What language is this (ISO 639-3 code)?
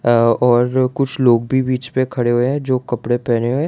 hin